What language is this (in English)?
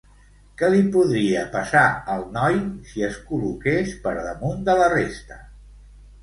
Catalan